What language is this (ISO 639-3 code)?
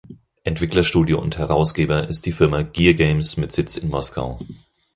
deu